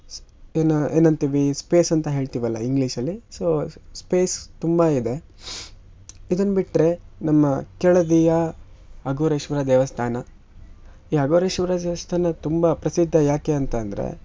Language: Kannada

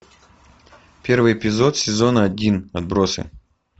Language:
Russian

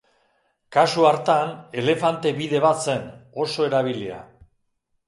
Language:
Basque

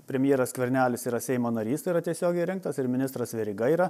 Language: Lithuanian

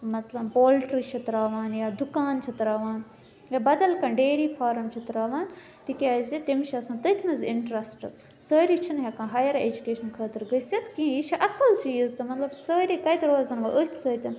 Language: Kashmiri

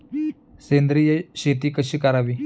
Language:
Marathi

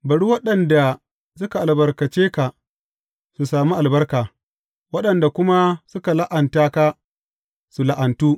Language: Hausa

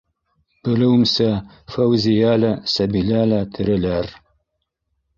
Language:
Bashkir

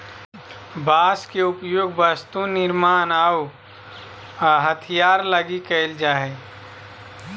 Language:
Magahi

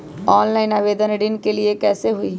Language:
Magahi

